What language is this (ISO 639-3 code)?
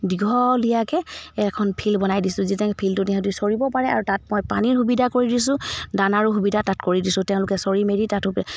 asm